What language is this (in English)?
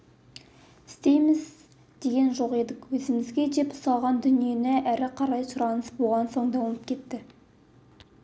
Kazakh